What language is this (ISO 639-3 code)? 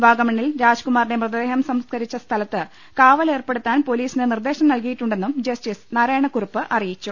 mal